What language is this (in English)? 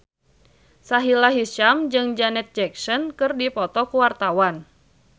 Sundanese